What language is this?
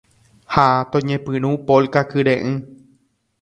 Guarani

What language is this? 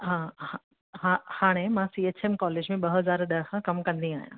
Sindhi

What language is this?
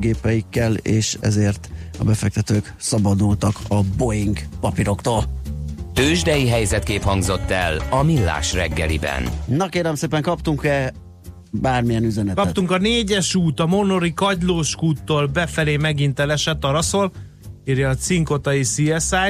Hungarian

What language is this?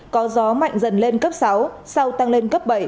Vietnamese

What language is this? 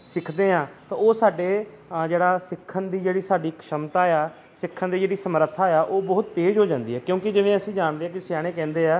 Punjabi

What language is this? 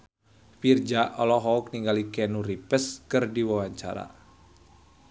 Sundanese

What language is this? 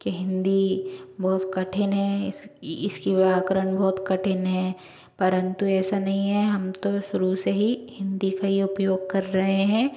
Hindi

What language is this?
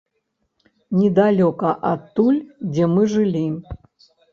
Belarusian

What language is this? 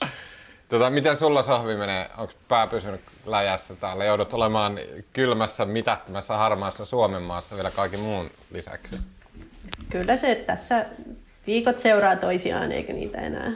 Finnish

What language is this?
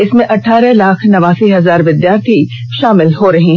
Hindi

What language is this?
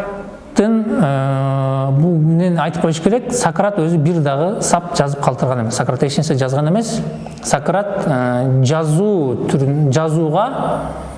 Turkish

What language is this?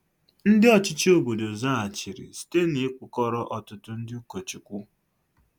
Igbo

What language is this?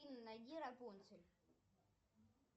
Russian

